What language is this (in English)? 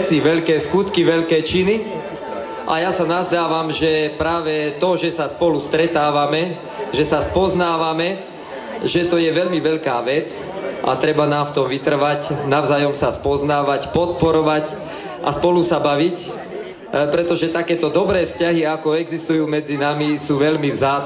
Romanian